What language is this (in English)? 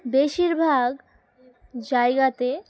Bangla